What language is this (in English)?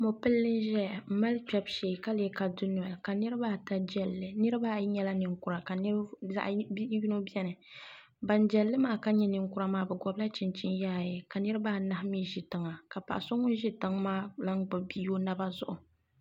Dagbani